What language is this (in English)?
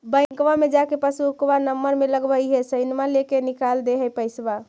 Magahi